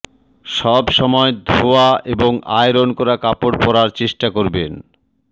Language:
Bangla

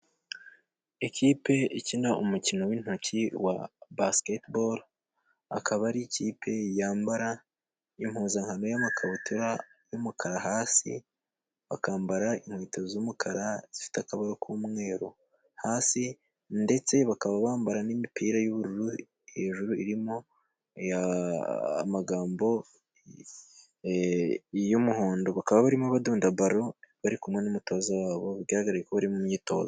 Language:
Kinyarwanda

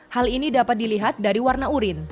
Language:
Indonesian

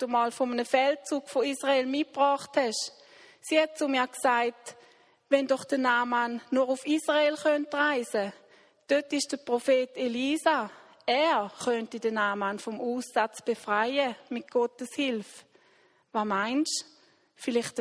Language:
German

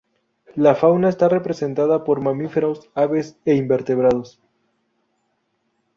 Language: Spanish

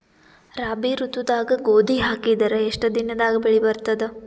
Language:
Kannada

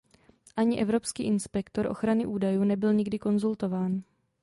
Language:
Czech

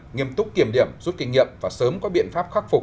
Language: Vietnamese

